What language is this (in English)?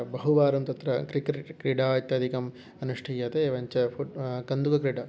Sanskrit